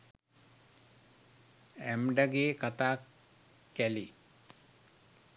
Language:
Sinhala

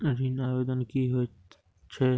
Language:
Maithili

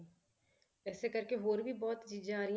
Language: Punjabi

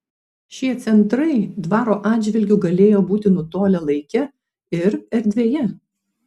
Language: Lithuanian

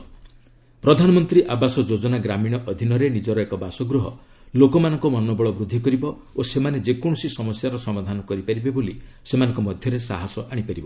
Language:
Odia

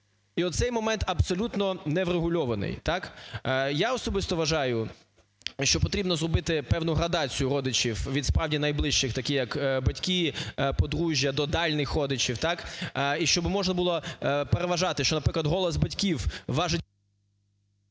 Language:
Ukrainian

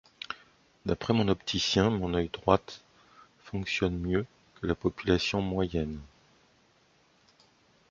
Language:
French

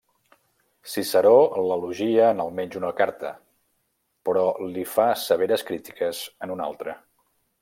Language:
Catalan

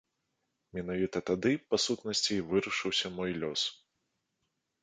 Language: Belarusian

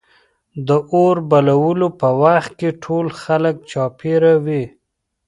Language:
Pashto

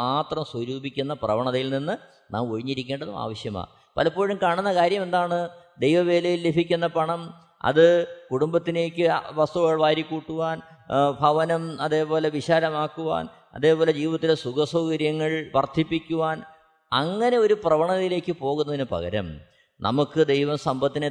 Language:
Malayalam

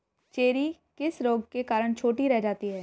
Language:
Hindi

